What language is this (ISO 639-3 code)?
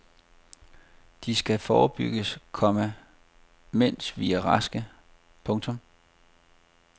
dan